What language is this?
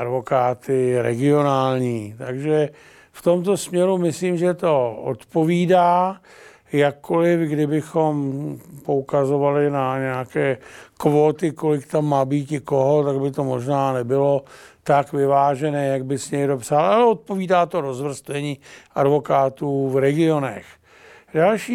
Czech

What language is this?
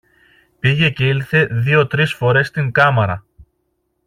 Greek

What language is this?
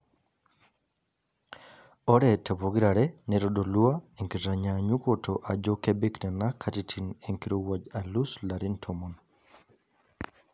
Masai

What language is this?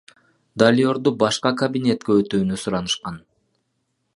Kyrgyz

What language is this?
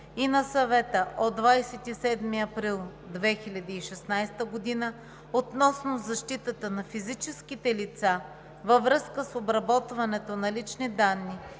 Bulgarian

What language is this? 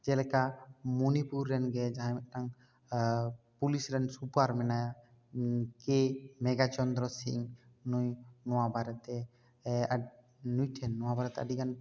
Santali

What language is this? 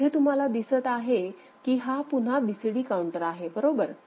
Marathi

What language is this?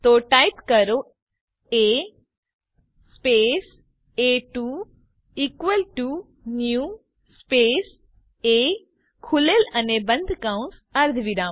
Gujarati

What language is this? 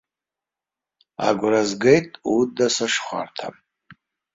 Abkhazian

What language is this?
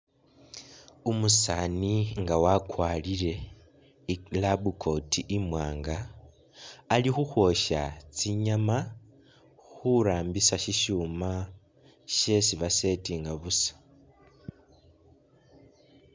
Masaaba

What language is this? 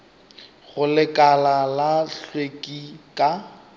Northern Sotho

